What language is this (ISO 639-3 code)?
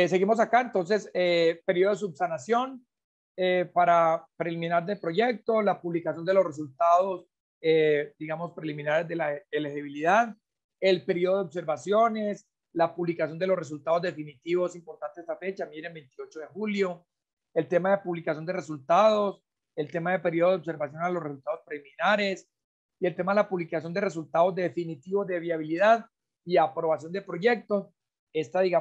spa